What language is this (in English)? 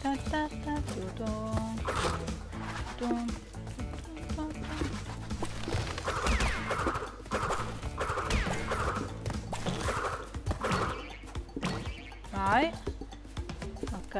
Italian